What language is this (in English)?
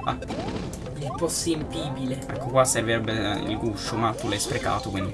Italian